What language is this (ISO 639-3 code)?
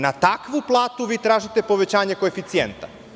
srp